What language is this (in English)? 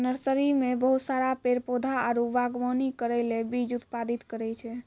Maithili